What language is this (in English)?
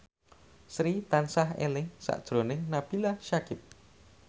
Javanese